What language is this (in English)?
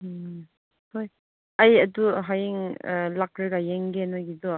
Manipuri